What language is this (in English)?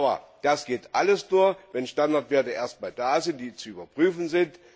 German